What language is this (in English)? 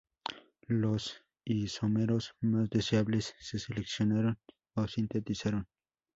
Spanish